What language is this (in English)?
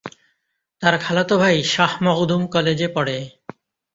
Bangla